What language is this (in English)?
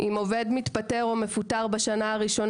Hebrew